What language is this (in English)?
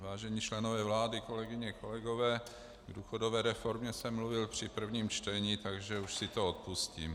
Czech